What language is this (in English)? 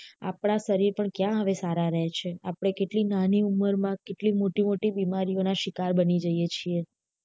Gujarati